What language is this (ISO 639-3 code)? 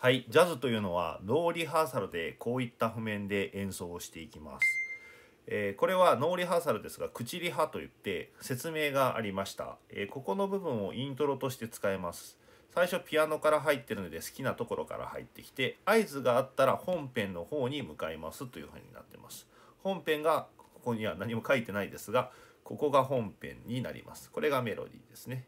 jpn